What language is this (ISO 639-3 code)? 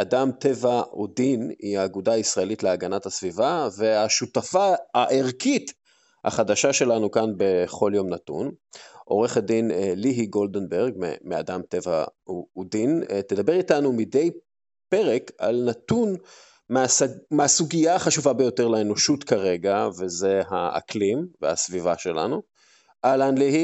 heb